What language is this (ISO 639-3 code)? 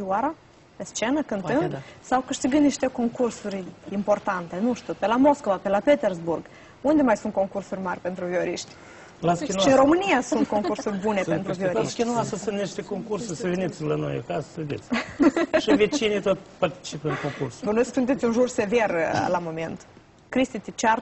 ron